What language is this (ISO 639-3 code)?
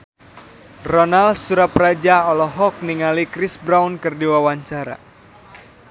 sun